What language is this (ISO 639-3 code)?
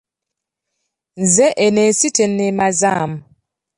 lug